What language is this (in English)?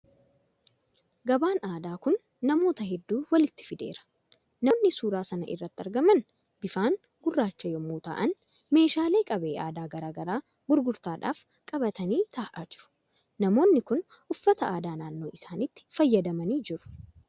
Oromo